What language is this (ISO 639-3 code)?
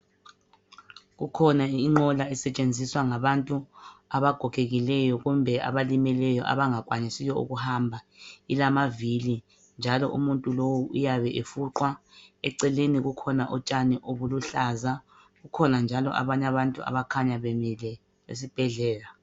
nde